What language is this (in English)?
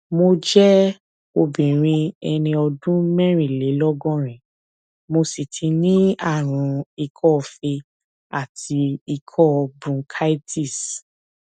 Yoruba